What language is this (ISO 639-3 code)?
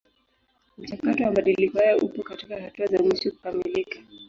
swa